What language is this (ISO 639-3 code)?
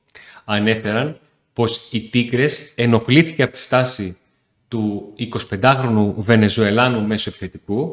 ell